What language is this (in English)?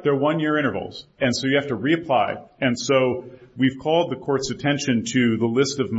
English